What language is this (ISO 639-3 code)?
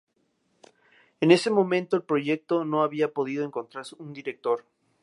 spa